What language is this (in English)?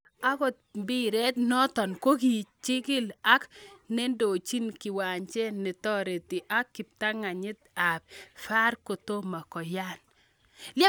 Kalenjin